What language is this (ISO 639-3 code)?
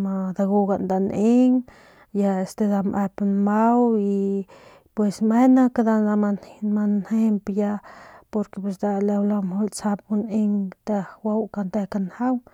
pmq